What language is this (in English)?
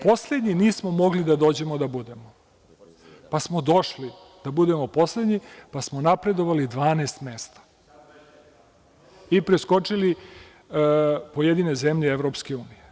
Serbian